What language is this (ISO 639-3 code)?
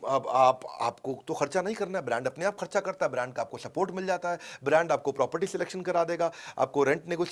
hin